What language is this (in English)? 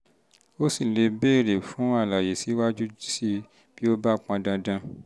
Yoruba